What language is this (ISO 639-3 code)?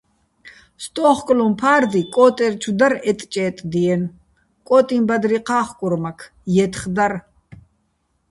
bbl